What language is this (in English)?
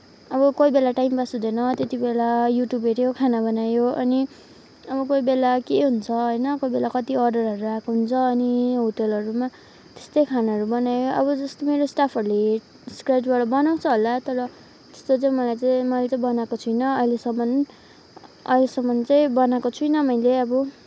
Nepali